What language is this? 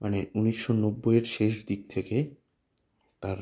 Bangla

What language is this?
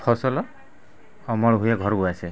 Odia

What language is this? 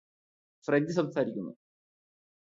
Malayalam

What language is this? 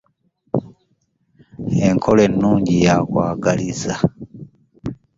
Ganda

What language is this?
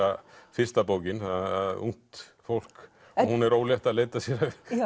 Icelandic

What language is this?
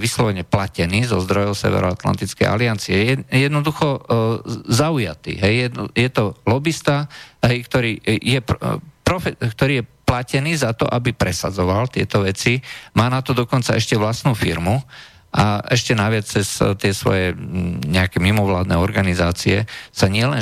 Slovak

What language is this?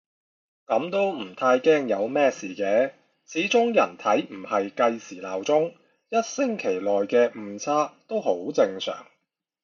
Cantonese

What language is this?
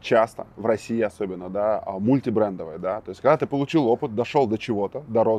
Russian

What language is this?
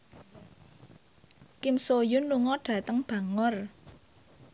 Javanese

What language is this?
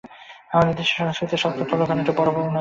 Bangla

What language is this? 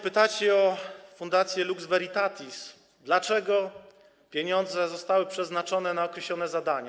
Polish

